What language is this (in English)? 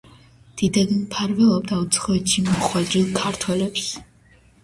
Georgian